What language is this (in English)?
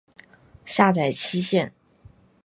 Chinese